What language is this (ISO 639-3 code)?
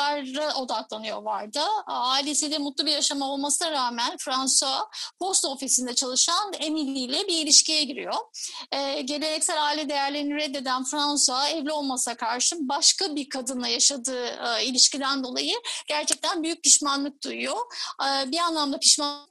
tur